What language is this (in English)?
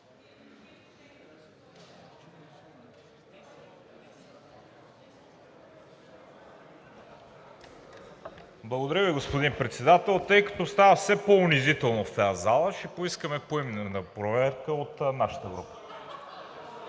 Bulgarian